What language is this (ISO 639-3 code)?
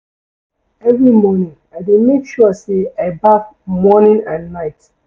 pcm